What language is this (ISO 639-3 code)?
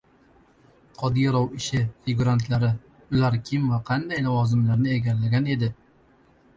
uzb